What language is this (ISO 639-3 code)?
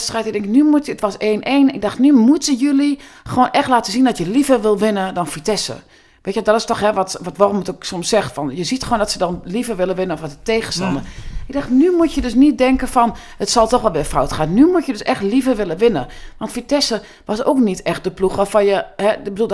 nld